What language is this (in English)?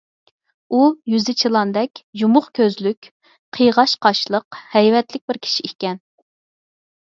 Uyghur